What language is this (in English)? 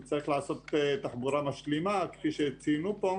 Hebrew